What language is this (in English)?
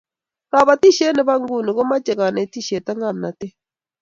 Kalenjin